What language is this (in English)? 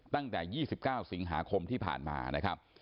Thai